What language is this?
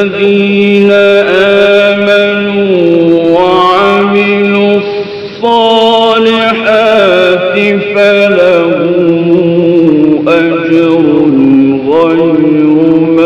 Arabic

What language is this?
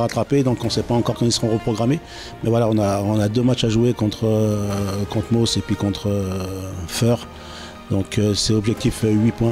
French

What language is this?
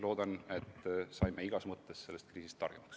Estonian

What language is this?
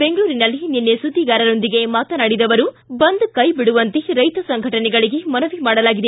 Kannada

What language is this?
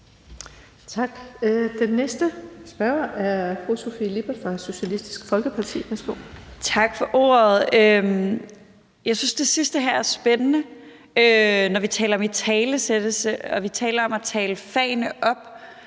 Danish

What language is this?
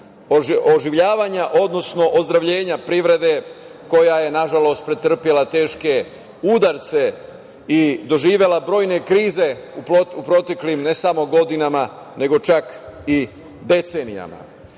Serbian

